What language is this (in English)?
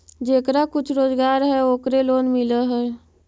Magahi